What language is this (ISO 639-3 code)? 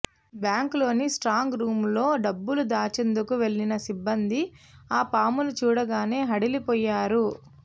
tel